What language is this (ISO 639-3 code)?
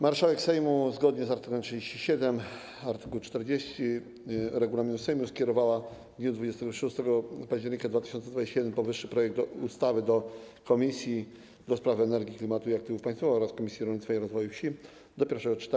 pol